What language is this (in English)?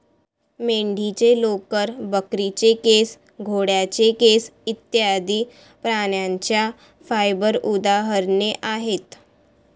Marathi